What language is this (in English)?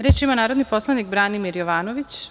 Serbian